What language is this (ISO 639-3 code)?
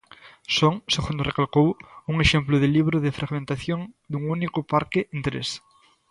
glg